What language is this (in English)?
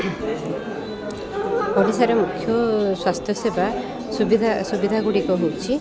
Odia